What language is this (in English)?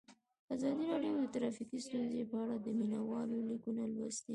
Pashto